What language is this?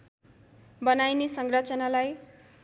Nepali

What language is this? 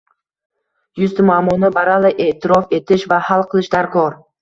Uzbek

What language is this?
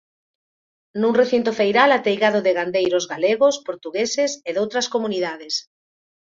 Galician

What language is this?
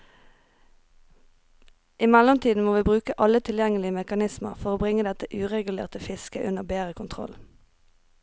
Norwegian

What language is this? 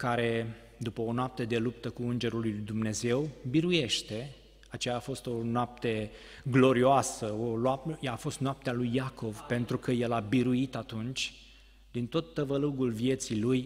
Romanian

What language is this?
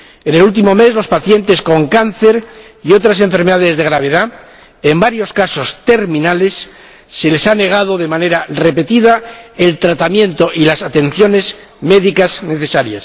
Spanish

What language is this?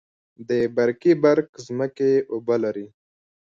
Pashto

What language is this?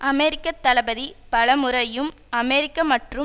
Tamil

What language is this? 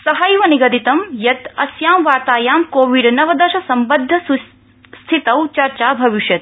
Sanskrit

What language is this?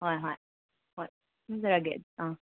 Manipuri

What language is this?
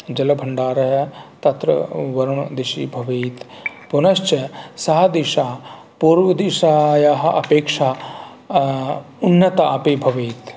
Sanskrit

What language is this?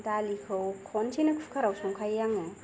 Bodo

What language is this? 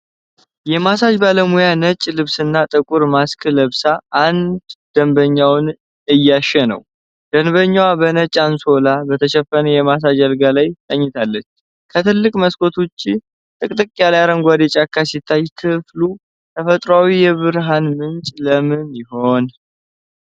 Amharic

